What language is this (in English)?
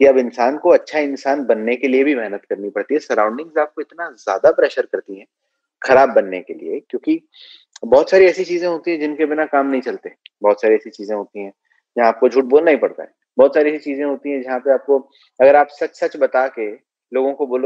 Hindi